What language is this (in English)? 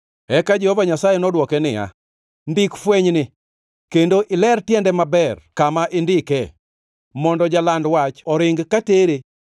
Luo (Kenya and Tanzania)